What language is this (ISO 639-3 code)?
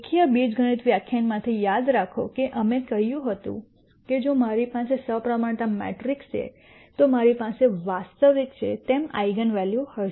guj